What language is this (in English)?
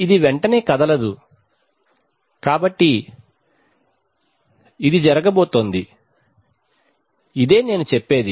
Telugu